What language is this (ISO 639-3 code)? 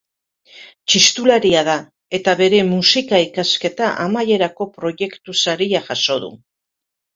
eus